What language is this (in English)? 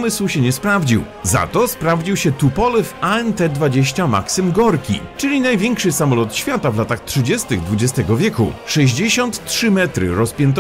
Polish